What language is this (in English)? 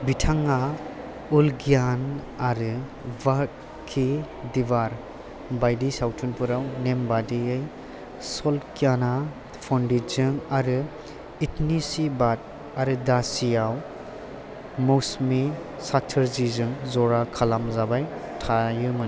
Bodo